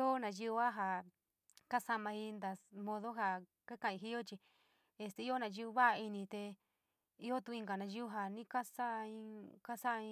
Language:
San Miguel El Grande Mixtec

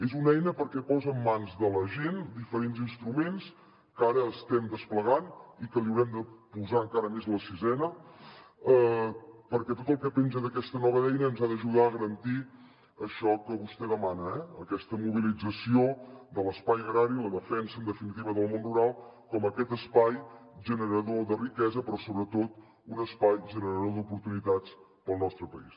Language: Catalan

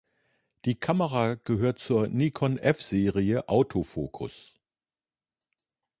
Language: German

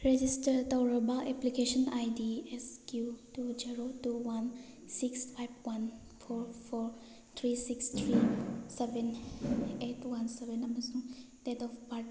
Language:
Manipuri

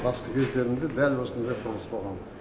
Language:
Kazakh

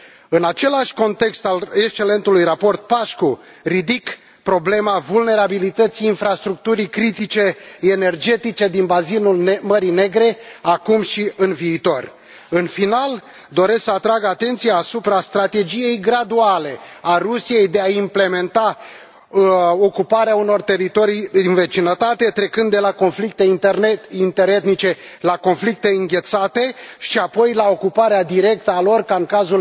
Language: Romanian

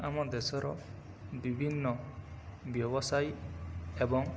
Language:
Odia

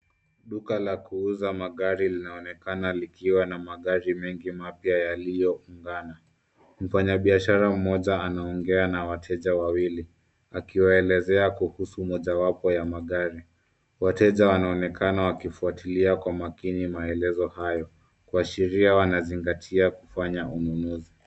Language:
Swahili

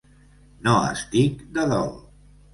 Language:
Catalan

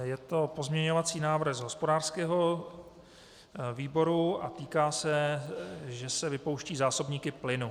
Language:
Czech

